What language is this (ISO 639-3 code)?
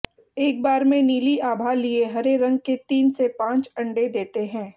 hin